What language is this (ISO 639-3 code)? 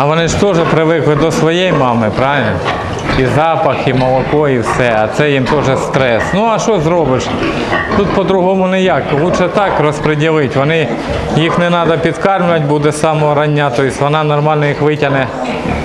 rus